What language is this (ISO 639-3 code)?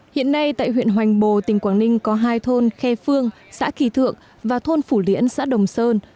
vie